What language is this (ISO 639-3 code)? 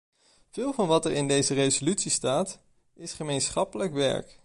nld